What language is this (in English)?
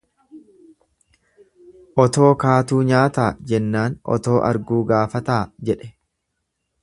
Oromo